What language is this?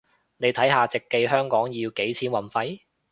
Cantonese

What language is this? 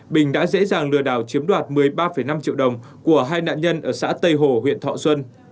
Vietnamese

